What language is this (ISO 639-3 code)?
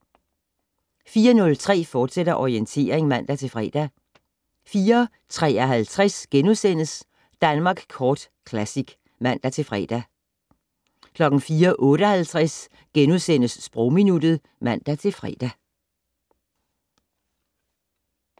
dan